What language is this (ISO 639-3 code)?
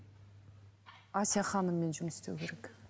kaz